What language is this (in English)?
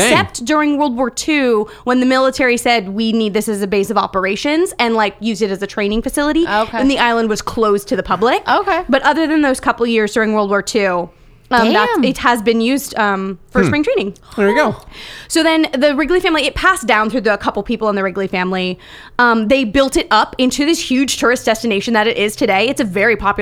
English